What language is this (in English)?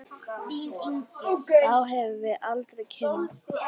Icelandic